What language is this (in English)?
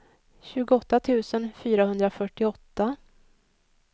Swedish